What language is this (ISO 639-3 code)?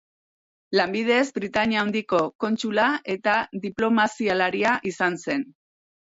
eus